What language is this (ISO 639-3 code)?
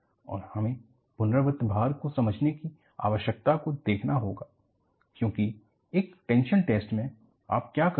hin